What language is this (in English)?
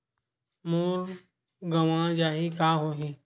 Chhattisgarhi